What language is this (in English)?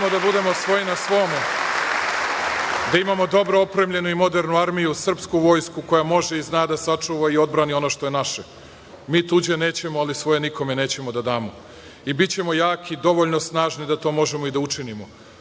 Serbian